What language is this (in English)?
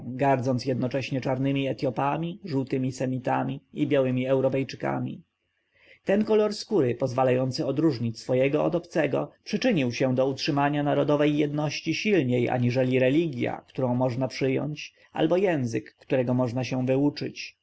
Polish